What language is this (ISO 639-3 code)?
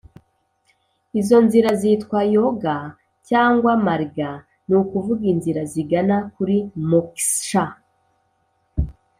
kin